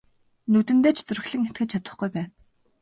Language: Mongolian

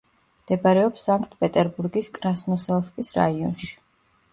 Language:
Georgian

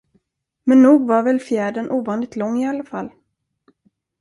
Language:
Swedish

